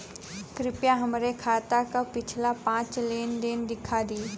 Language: Bhojpuri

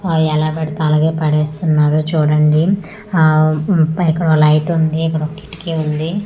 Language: Telugu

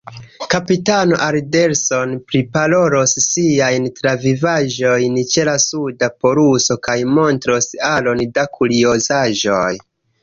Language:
Esperanto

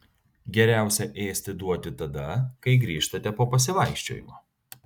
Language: Lithuanian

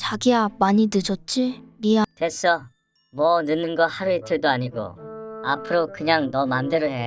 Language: Korean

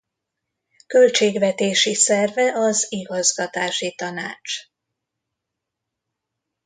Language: Hungarian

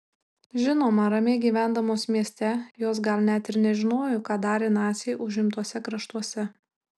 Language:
Lithuanian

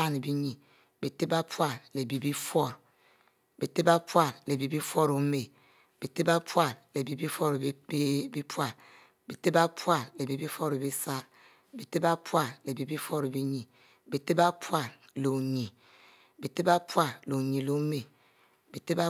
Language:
Mbe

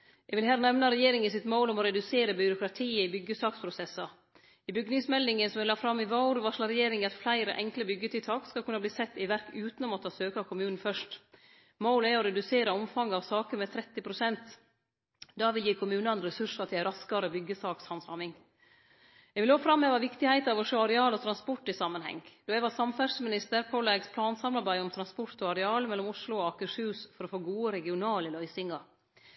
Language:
Norwegian Nynorsk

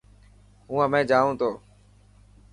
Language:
Dhatki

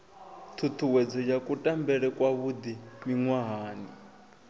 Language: Venda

